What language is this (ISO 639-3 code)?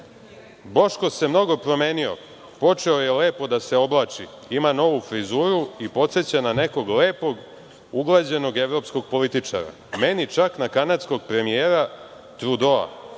srp